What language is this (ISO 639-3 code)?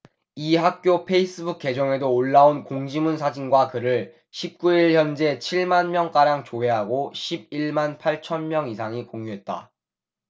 kor